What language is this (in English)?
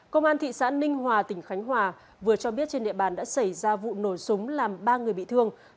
Vietnamese